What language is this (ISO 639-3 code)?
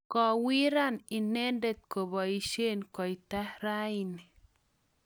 kln